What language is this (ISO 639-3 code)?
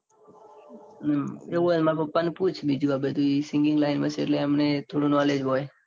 guj